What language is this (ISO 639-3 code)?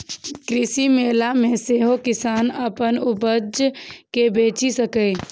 mai